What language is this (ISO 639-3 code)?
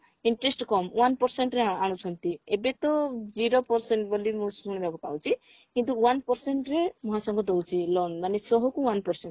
ori